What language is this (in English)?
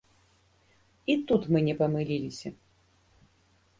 Belarusian